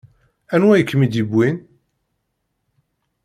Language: Kabyle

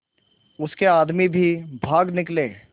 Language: Hindi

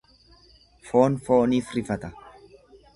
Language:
Oromo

